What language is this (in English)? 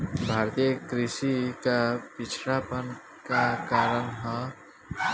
Bhojpuri